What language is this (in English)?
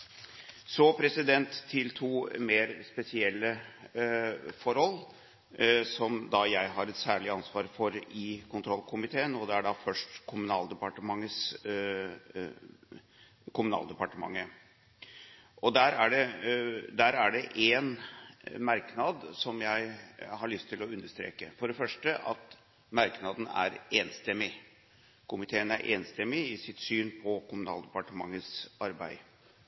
Norwegian Bokmål